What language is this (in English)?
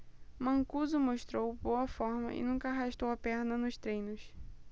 Portuguese